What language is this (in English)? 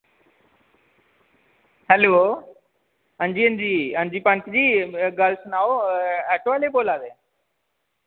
Dogri